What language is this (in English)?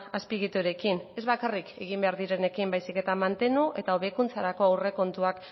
Basque